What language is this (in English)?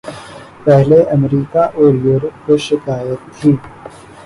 Urdu